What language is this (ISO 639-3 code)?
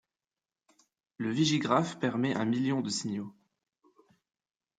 fra